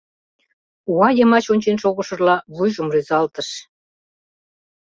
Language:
Mari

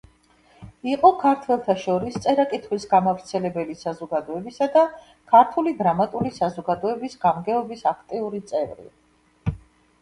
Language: Georgian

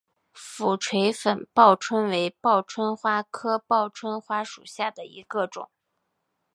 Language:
Chinese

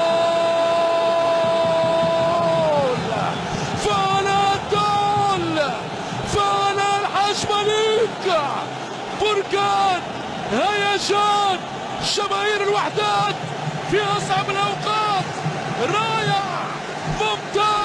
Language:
Arabic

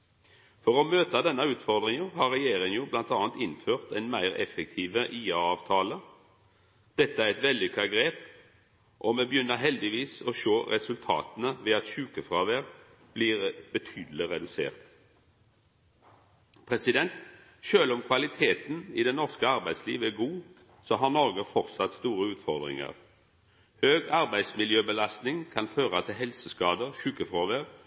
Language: Norwegian Nynorsk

